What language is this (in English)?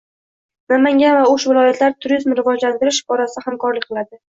Uzbek